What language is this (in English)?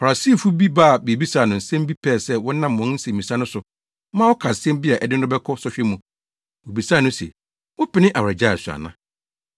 Akan